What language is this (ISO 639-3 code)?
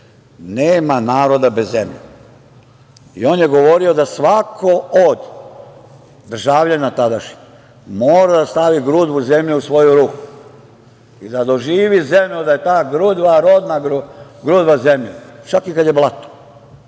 srp